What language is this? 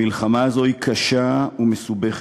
Hebrew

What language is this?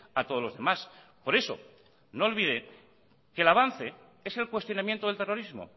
Spanish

